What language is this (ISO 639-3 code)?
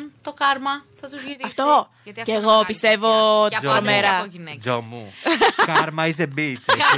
ell